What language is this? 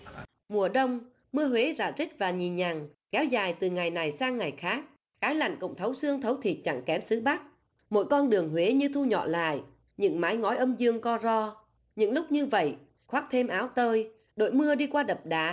Vietnamese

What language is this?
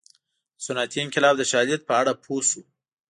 Pashto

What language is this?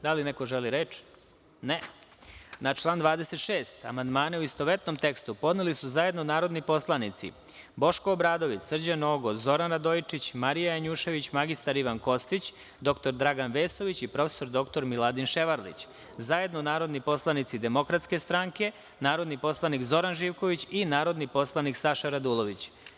Serbian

